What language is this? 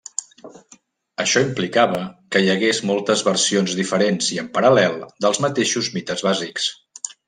Catalan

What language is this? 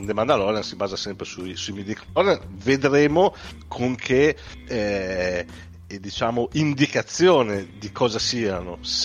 Italian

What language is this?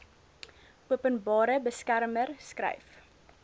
Afrikaans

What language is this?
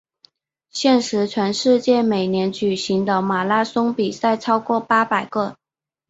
Chinese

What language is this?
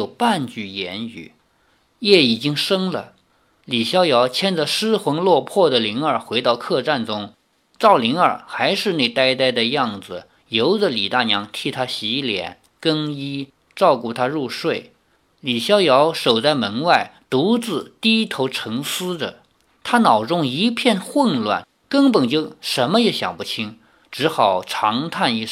Chinese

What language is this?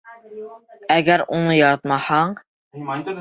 Bashkir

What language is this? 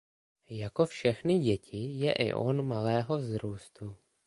Czech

